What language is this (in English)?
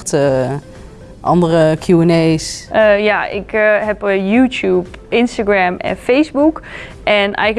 Dutch